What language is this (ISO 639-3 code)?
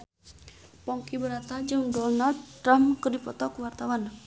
sun